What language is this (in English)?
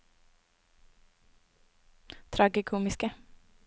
Norwegian